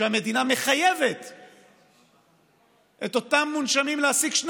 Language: Hebrew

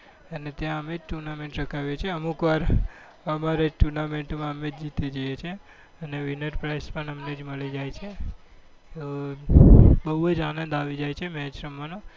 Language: Gujarati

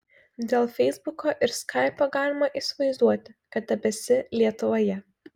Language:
Lithuanian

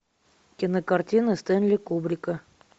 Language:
Russian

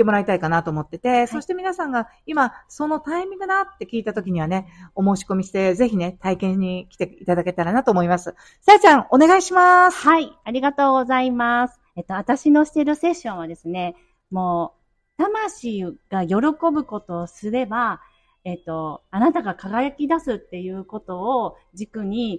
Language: Japanese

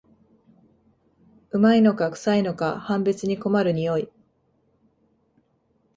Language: Japanese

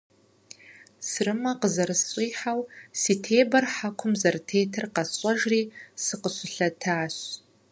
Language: Kabardian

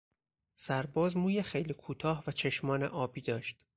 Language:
Persian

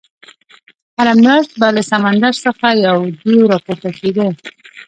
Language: Pashto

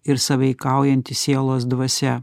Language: Lithuanian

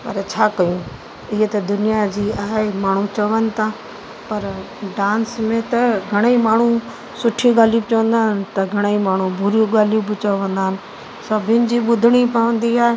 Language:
Sindhi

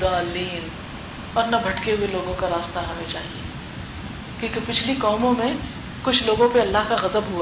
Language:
Urdu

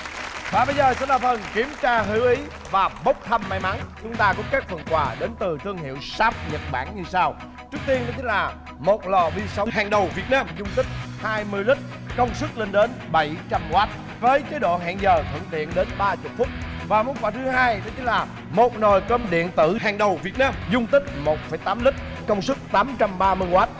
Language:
Vietnamese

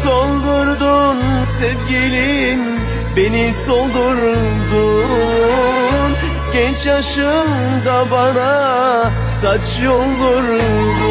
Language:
Turkish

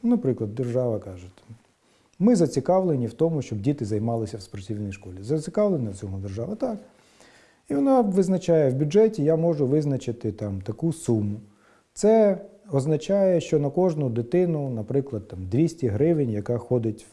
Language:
Ukrainian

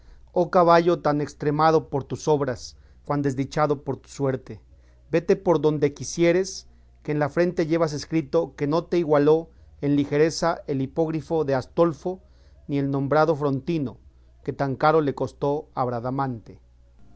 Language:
Spanish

